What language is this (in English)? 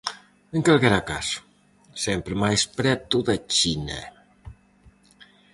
Galician